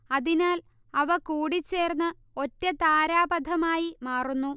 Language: Malayalam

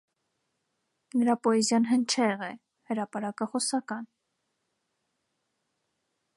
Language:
Armenian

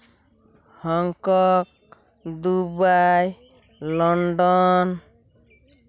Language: Santali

